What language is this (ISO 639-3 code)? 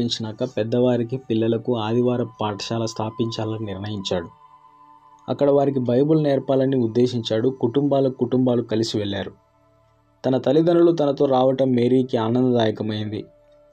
tel